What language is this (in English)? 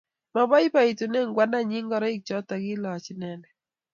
Kalenjin